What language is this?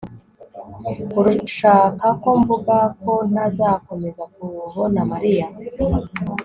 Kinyarwanda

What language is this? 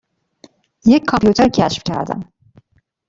Persian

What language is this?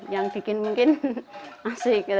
Indonesian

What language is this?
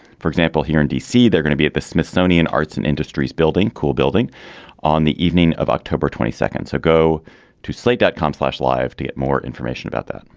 English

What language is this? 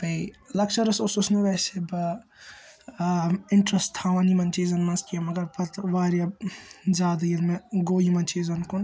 Kashmiri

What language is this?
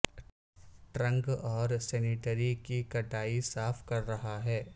Urdu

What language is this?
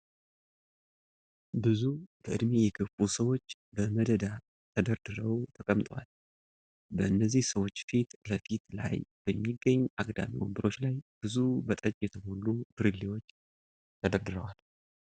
Amharic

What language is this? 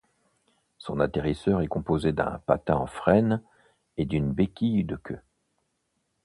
French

